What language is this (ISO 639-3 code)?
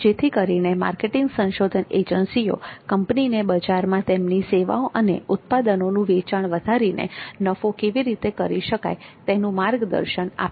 guj